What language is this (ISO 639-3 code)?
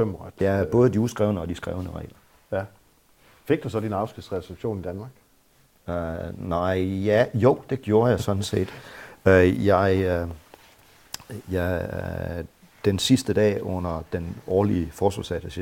dan